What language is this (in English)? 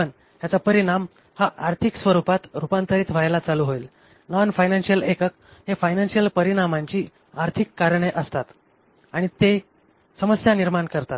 Marathi